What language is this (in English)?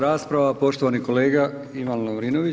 Croatian